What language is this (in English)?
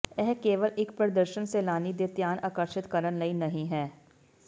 Punjabi